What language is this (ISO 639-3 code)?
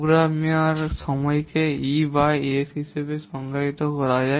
ben